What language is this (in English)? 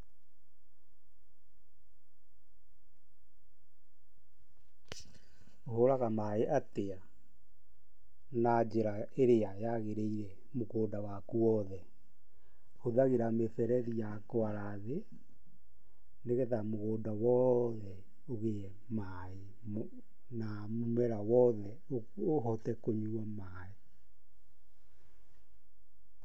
Kikuyu